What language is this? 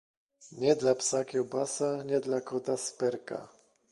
Polish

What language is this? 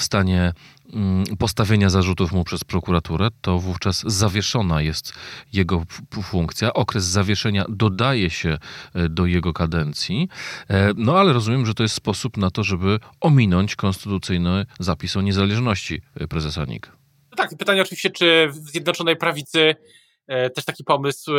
Polish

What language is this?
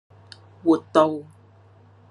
Cantonese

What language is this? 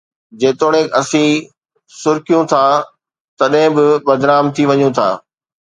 Sindhi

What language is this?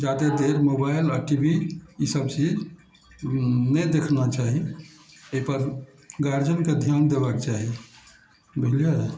Maithili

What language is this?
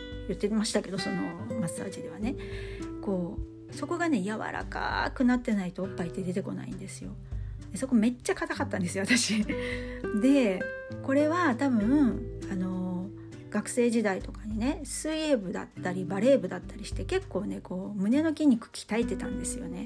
Japanese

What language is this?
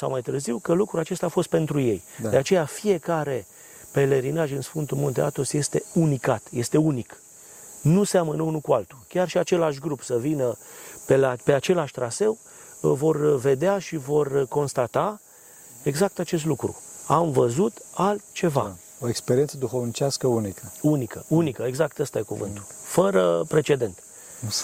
Romanian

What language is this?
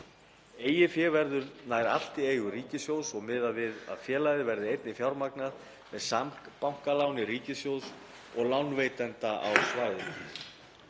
Icelandic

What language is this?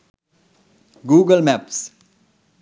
Sinhala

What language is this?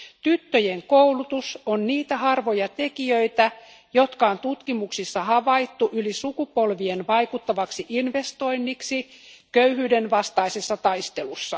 Finnish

